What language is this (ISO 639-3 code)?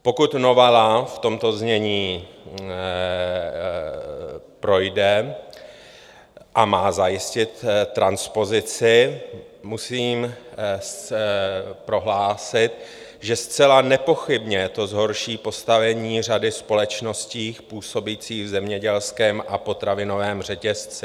ces